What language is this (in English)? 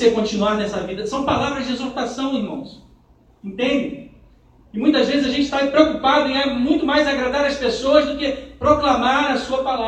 Portuguese